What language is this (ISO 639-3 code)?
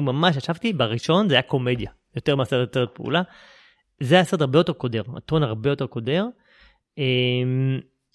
heb